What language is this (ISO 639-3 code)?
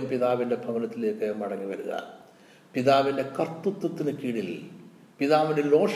mal